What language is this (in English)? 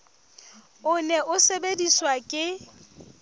Southern Sotho